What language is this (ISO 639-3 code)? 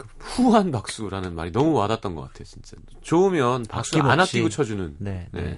kor